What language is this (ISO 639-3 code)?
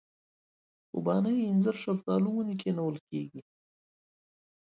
pus